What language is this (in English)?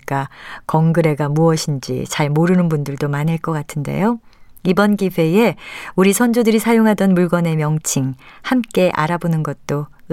Korean